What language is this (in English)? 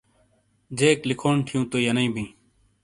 Shina